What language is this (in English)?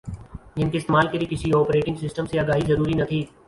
Urdu